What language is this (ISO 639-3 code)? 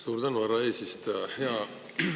est